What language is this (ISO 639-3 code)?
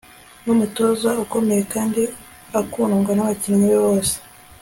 kin